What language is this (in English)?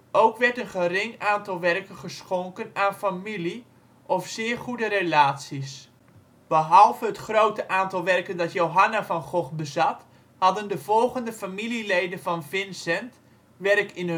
Dutch